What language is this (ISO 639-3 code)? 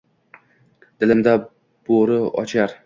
uzb